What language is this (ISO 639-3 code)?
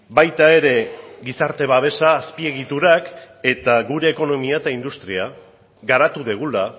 eus